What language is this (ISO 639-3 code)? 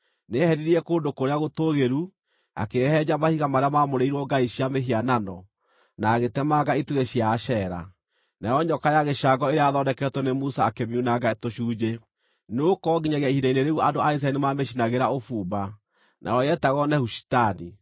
kik